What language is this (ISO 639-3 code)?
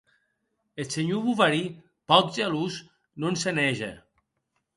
oci